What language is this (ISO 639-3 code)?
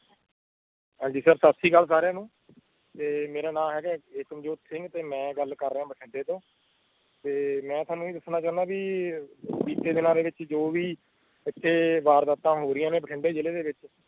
pan